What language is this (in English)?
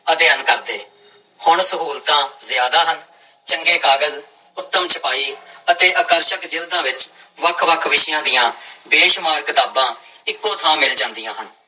Punjabi